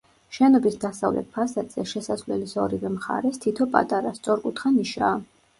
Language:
Georgian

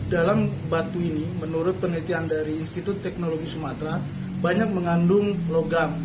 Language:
Indonesian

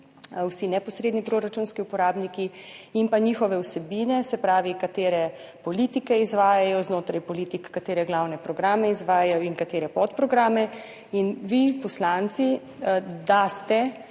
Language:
Slovenian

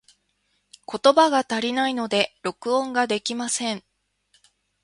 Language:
Japanese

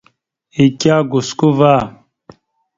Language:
Mada (Cameroon)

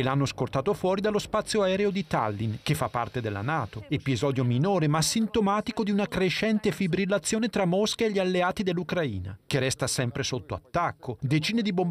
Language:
Italian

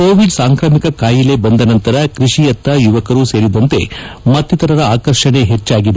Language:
Kannada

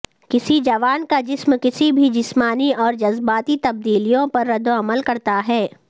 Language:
Urdu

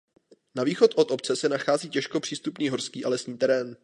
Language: Czech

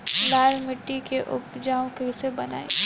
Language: Bhojpuri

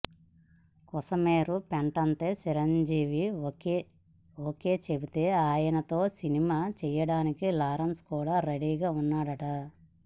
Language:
Telugu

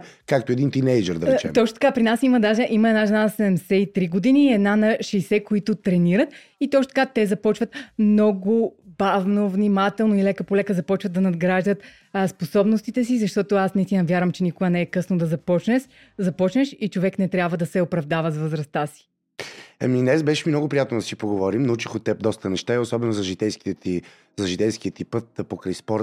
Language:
Bulgarian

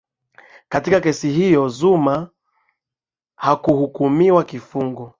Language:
Swahili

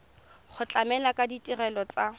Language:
Tswana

